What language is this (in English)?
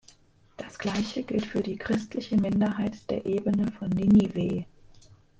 German